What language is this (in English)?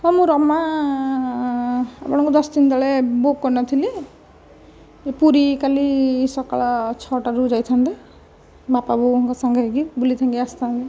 Odia